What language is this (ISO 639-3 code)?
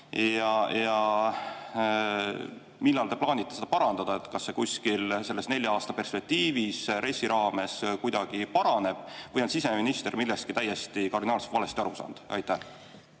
est